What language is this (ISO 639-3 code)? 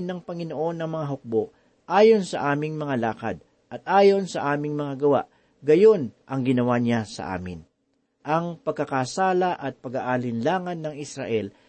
fil